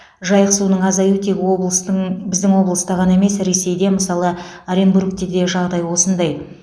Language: Kazakh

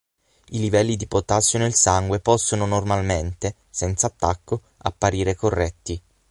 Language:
Italian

